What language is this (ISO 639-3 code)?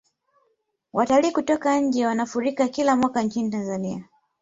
swa